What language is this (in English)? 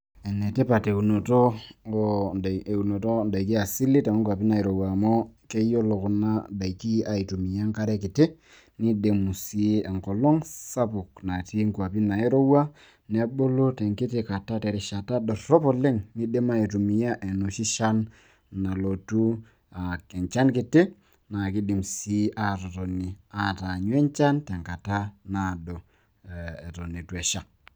Masai